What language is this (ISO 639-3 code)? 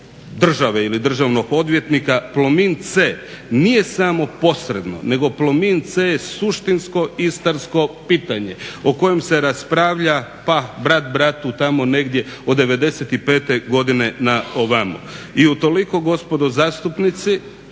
hrv